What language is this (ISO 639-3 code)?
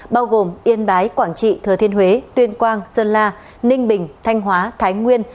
vie